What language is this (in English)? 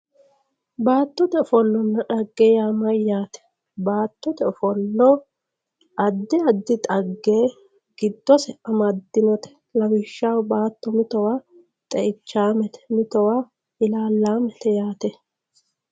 Sidamo